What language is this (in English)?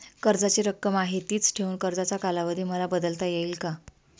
Marathi